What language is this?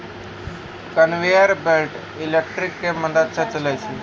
Maithili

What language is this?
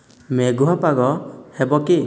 Odia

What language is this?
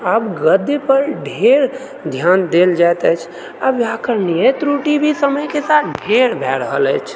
Maithili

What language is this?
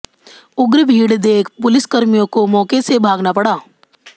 Hindi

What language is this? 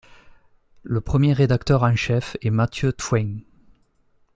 French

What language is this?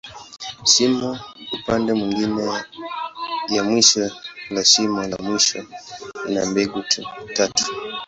Swahili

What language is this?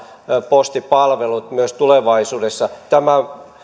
Finnish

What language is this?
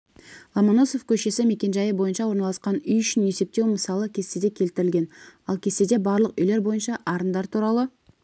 Kazakh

